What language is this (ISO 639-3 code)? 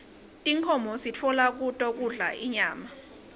ssw